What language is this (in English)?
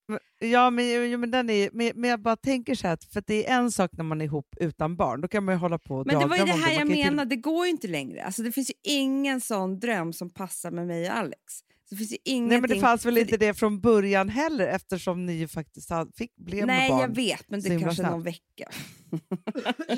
Swedish